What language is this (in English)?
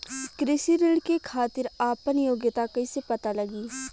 Bhojpuri